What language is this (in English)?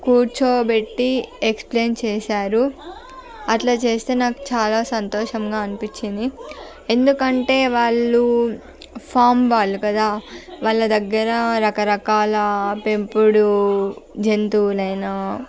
Telugu